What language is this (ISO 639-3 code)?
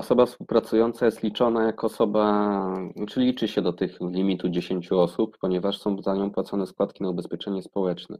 pol